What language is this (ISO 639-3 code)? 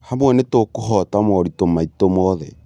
kik